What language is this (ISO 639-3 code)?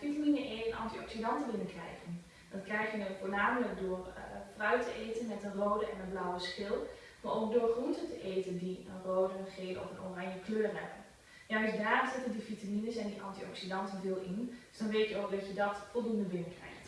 nld